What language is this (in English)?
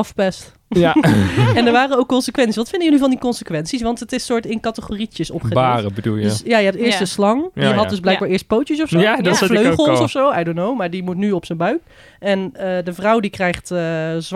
Dutch